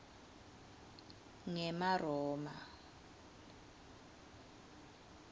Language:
Swati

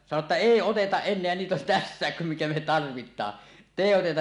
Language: Finnish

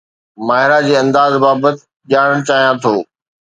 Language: Sindhi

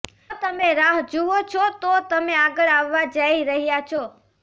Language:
Gujarati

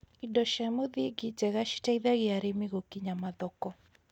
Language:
Kikuyu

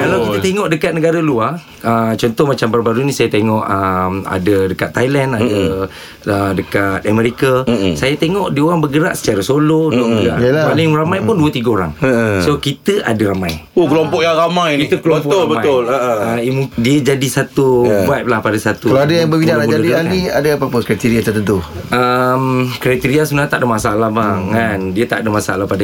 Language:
Malay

